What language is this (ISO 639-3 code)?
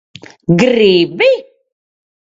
lav